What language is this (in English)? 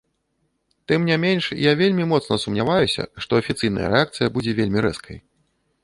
Belarusian